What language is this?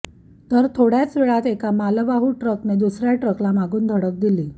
Marathi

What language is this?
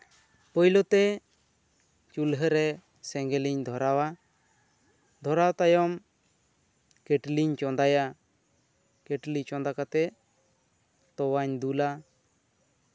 Santali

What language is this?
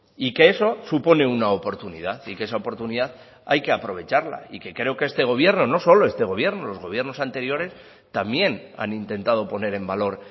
Spanish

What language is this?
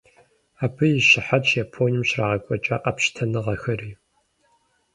Kabardian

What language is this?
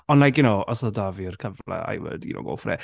Welsh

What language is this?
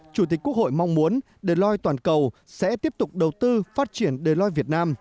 Vietnamese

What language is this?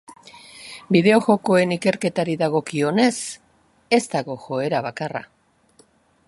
Basque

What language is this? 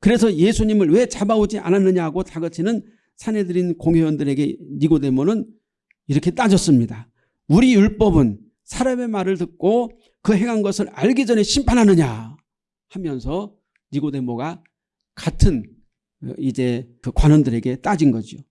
Korean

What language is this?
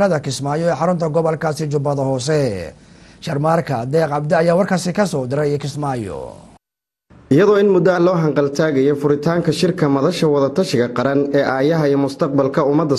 Arabic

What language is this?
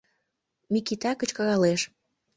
Mari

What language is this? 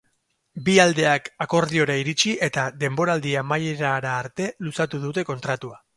Basque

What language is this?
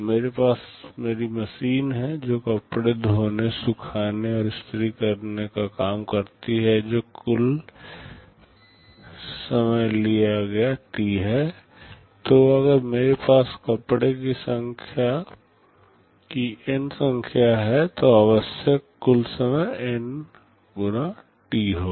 Hindi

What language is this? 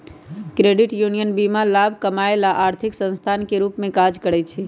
Magahi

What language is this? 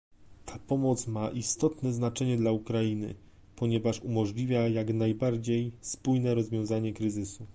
Polish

